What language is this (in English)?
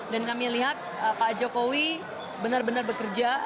Indonesian